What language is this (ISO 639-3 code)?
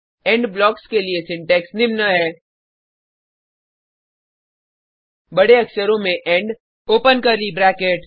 hin